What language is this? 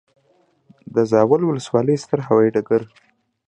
Pashto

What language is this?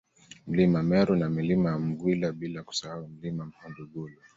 Swahili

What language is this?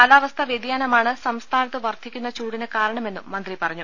Malayalam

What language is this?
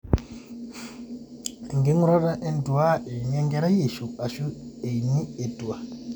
Masai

